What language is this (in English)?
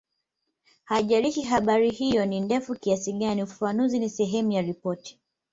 Swahili